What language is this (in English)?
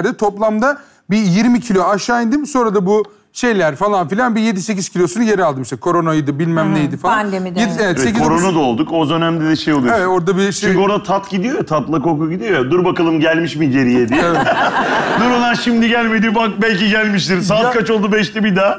Turkish